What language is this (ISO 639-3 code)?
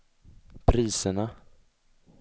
swe